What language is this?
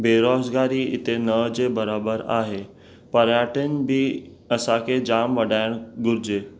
Sindhi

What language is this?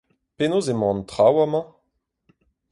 Breton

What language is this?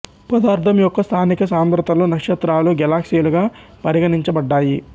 Telugu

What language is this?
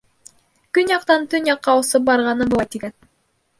Bashkir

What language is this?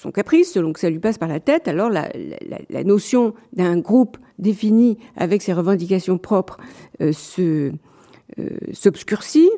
French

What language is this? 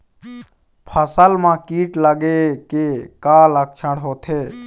Chhattisgarhi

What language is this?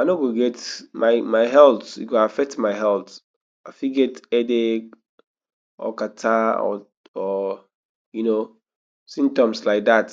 Nigerian Pidgin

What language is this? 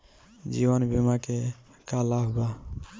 Bhojpuri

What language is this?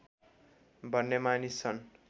Nepali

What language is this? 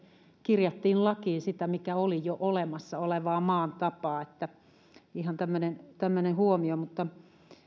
Finnish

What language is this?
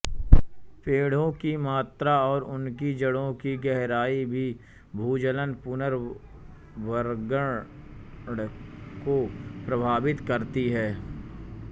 Hindi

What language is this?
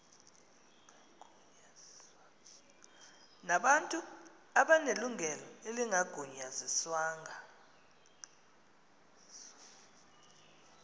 Xhosa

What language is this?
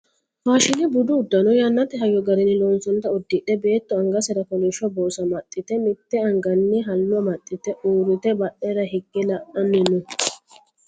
Sidamo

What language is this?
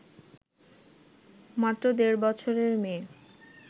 Bangla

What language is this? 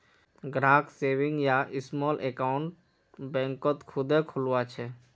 Magahi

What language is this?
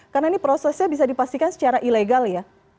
Indonesian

